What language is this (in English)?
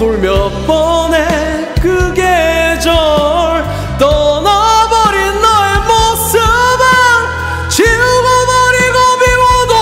Korean